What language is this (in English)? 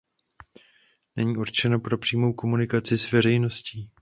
Czech